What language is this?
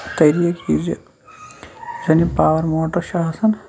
Kashmiri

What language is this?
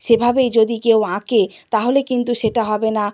Bangla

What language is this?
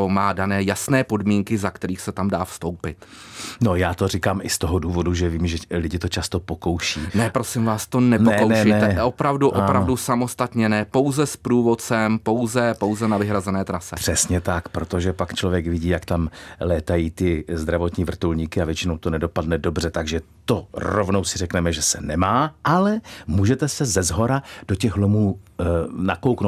Czech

